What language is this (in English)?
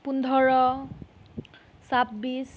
Assamese